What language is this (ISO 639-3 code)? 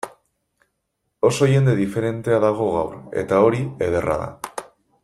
eus